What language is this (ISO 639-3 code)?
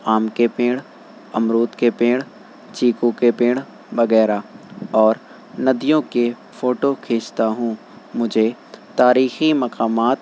urd